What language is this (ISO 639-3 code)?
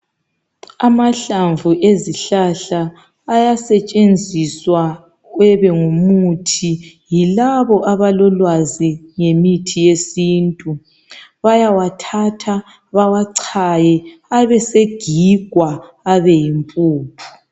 nde